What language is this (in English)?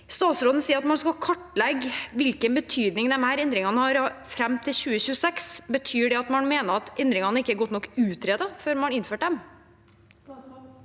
Norwegian